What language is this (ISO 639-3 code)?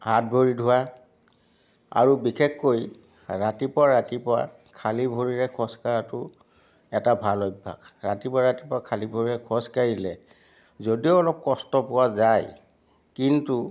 asm